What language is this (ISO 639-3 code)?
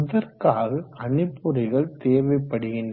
tam